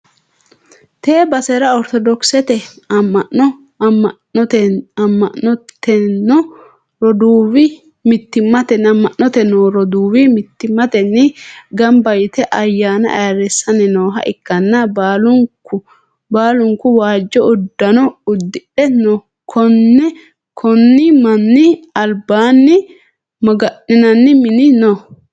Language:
Sidamo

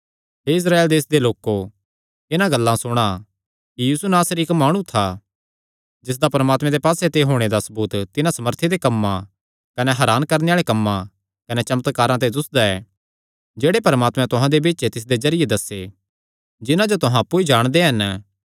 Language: Kangri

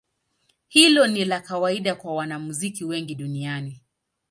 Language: Swahili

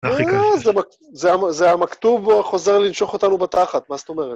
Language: Hebrew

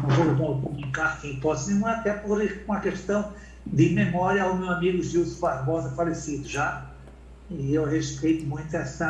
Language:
Portuguese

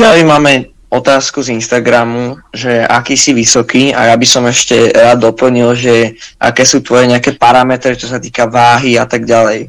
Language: Slovak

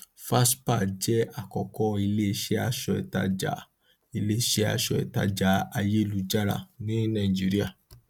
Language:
Yoruba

